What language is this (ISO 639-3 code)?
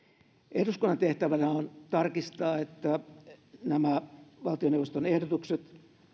fin